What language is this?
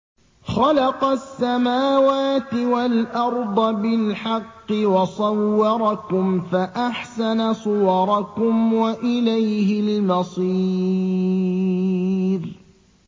Arabic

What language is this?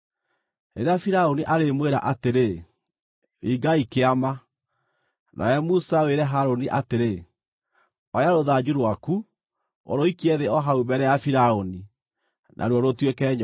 Kikuyu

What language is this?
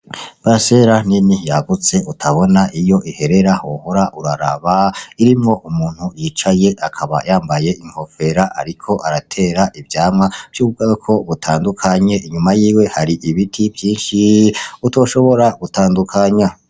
Rundi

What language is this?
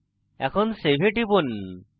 Bangla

